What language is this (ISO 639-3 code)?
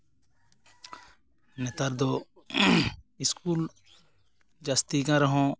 sat